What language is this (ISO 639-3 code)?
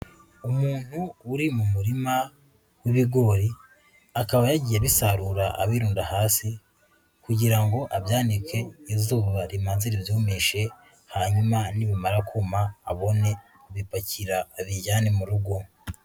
kin